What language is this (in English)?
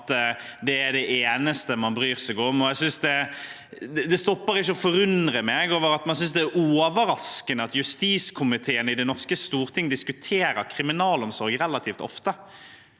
Norwegian